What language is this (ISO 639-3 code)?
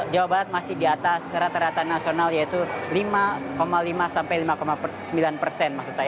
ind